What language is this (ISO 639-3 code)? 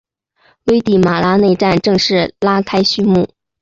zho